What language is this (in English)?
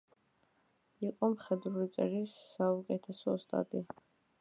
Georgian